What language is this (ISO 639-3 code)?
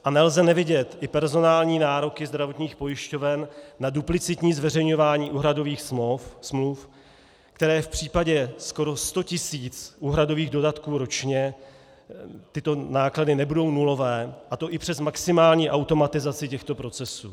ces